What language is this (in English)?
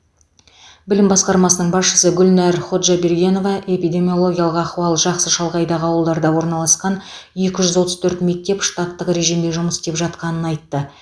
Kazakh